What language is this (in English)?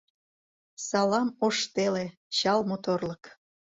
Mari